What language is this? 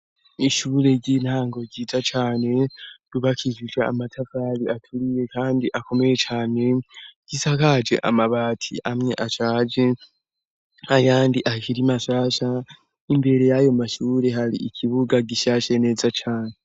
Rundi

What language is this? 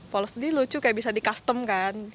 Indonesian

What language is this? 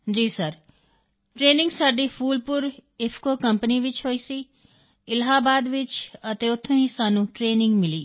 Punjabi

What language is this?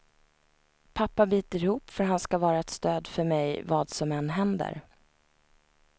Swedish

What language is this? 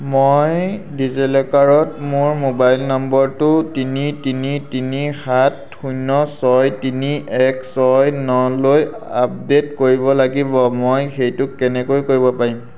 Assamese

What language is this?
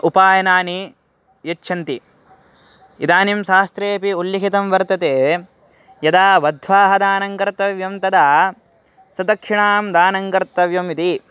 Sanskrit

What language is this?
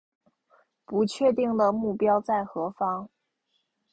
Chinese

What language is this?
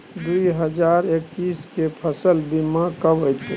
Maithili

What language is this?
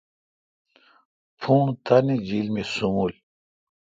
Kalkoti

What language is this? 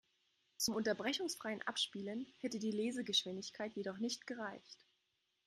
German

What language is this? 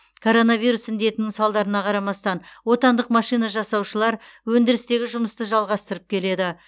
Kazakh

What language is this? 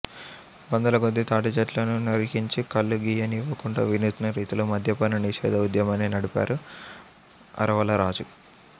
Telugu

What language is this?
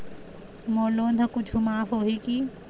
Chhattisgarhi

